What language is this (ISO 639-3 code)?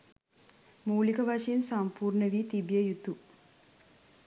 sin